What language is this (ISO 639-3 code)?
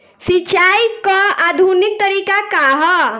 bho